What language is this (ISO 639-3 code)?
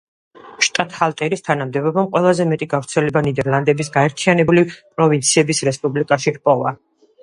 kat